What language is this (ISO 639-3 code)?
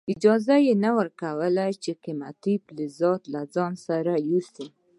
pus